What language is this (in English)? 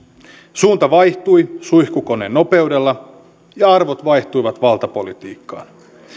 Finnish